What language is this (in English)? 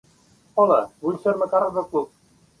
Catalan